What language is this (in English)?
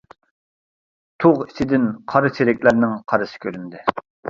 Uyghur